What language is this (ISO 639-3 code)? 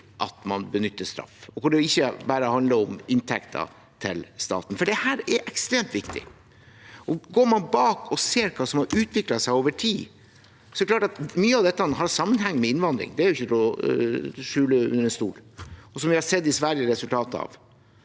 nor